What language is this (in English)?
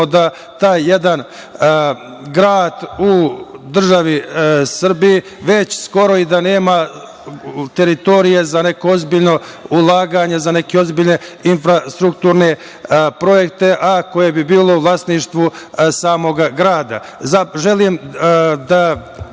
Serbian